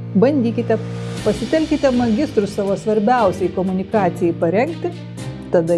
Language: Lithuanian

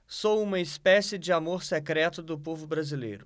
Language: Portuguese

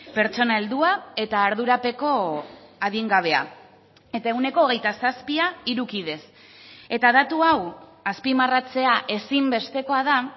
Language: Basque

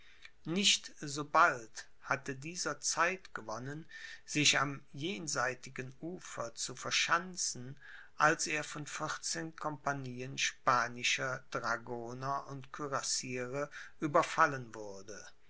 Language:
German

